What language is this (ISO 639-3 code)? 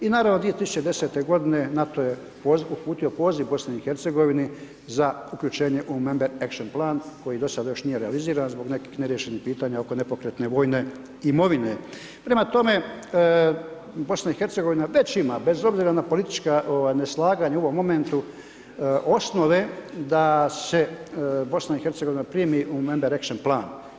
hrv